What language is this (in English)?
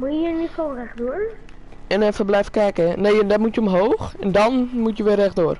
Dutch